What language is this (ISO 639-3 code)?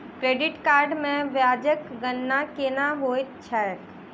mai